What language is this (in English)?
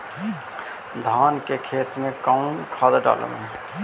Magahi